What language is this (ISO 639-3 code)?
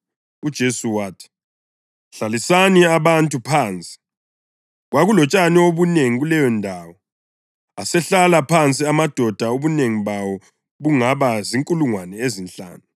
nde